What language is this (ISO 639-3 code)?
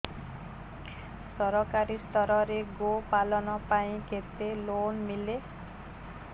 ori